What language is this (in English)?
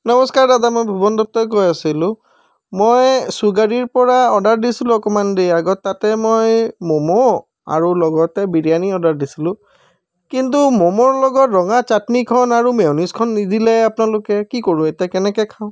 Assamese